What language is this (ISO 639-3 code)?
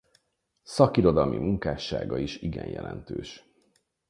hun